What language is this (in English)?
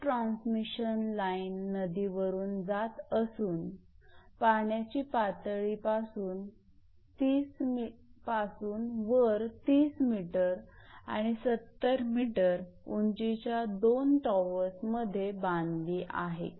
Marathi